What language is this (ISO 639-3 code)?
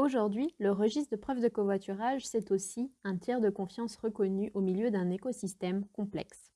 fra